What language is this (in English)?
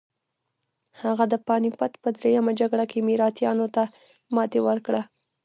Pashto